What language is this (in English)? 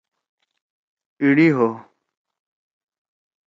Torwali